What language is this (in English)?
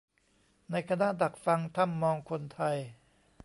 Thai